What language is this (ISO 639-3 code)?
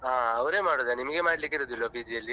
kan